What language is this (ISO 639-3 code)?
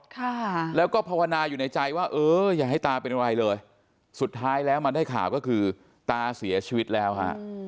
tha